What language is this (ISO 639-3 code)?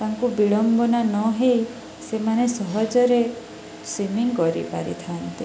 ori